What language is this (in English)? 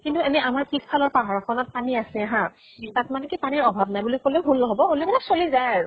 Assamese